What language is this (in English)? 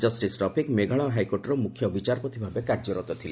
Odia